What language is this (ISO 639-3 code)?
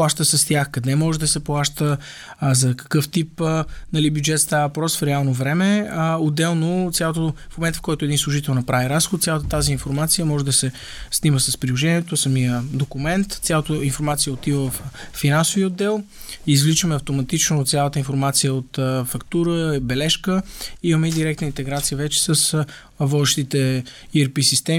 bul